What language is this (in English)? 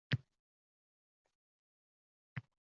Uzbek